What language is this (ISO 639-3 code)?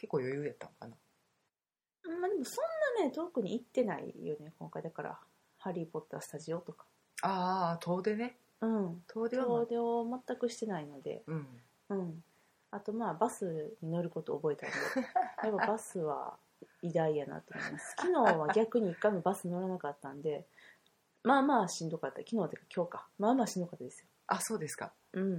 jpn